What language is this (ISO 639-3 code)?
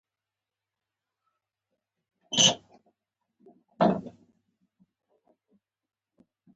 pus